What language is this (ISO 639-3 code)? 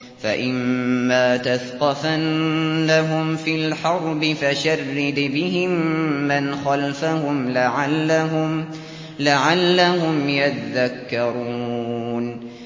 ara